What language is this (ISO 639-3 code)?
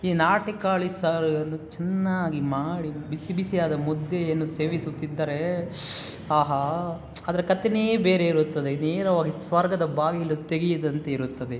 kan